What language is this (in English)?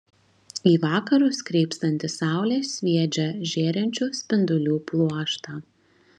Lithuanian